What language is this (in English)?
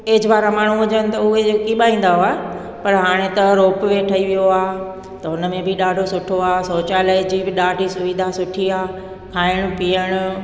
Sindhi